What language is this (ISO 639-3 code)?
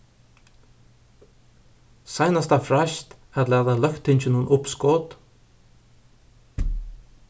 fao